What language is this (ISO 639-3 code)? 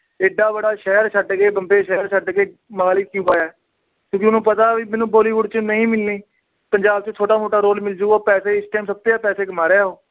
pan